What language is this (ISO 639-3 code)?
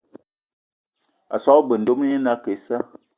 eto